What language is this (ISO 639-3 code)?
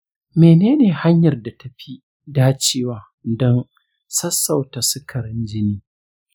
hau